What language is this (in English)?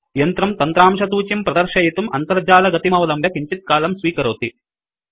Sanskrit